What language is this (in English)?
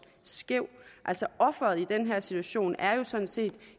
Danish